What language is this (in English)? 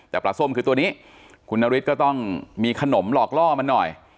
Thai